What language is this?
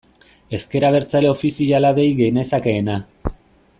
Basque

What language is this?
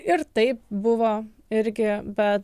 Lithuanian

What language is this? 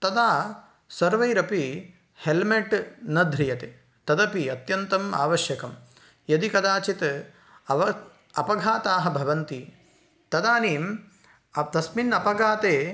Sanskrit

